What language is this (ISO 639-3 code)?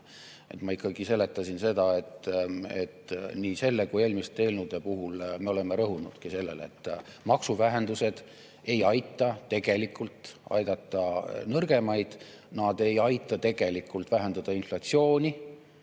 est